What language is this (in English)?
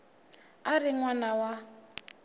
Tsonga